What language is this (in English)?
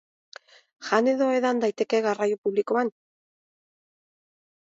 Basque